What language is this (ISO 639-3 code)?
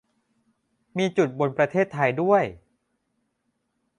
tha